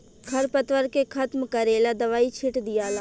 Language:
Bhojpuri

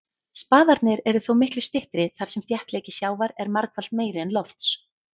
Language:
Icelandic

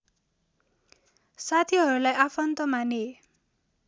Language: Nepali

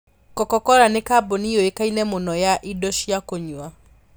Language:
Kikuyu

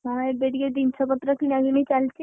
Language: Odia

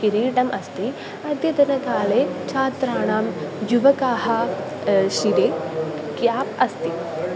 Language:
Sanskrit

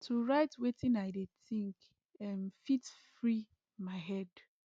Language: Nigerian Pidgin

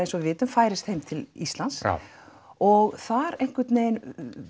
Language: Icelandic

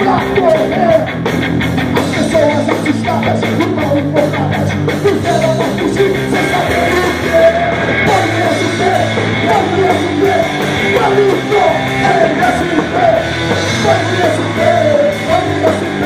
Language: Dutch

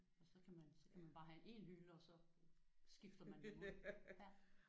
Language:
Danish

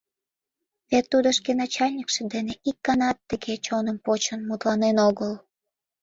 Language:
Mari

